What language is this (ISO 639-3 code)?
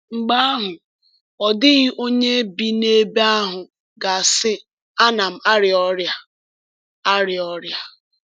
ibo